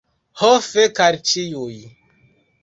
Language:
Esperanto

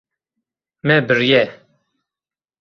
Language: Kurdish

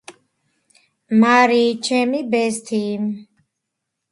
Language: Georgian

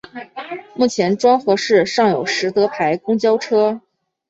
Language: Chinese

